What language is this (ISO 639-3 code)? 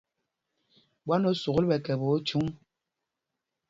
mgg